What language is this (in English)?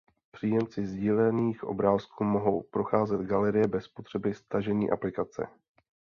Czech